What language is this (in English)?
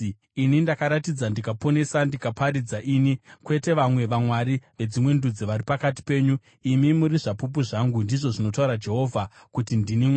Shona